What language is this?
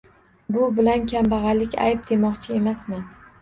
Uzbek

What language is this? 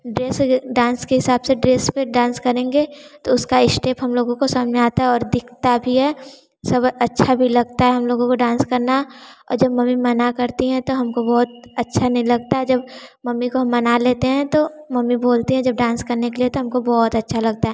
Hindi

